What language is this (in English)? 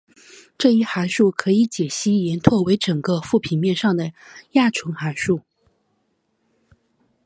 Chinese